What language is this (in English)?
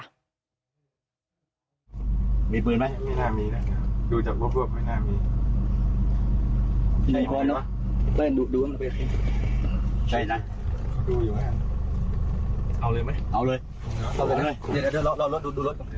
Thai